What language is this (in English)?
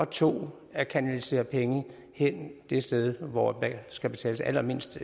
Danish